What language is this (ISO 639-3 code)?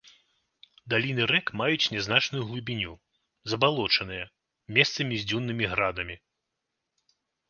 bel